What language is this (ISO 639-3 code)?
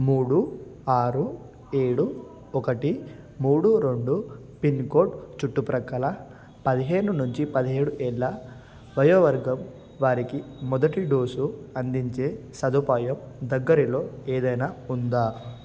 tel